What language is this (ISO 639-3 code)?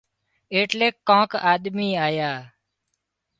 kxp